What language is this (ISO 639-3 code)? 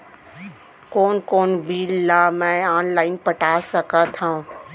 hne